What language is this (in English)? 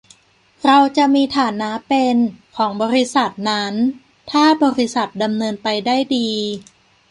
Thai